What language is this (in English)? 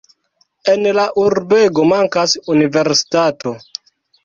Esperanto